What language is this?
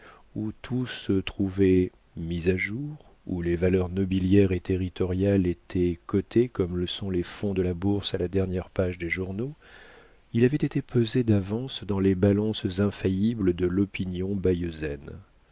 French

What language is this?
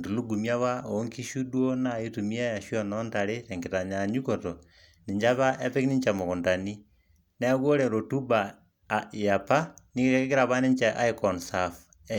Masai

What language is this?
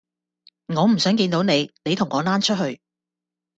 Cantonese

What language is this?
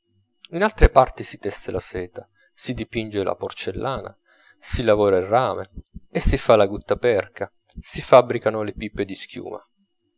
Italian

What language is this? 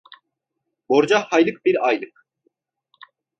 Turkish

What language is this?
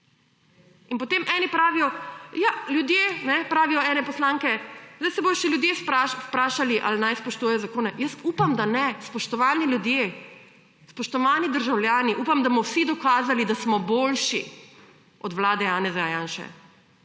Slovenian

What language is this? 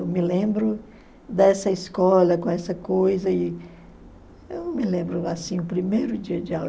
Portuguese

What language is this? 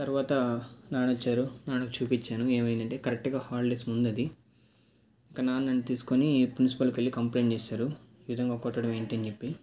Telugu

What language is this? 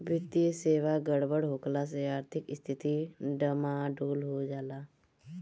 Bhojpuri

